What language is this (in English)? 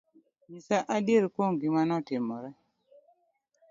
Luo (Kenya and Tanzania)